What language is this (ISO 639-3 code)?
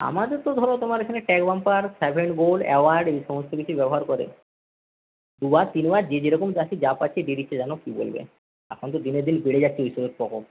ben